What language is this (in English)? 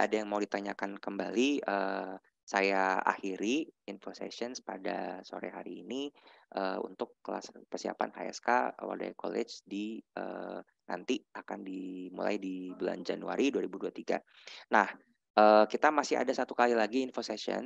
Indonesian